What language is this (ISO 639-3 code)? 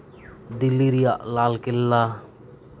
sat